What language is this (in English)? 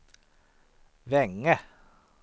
Swedish